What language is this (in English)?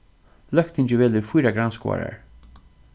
Faroese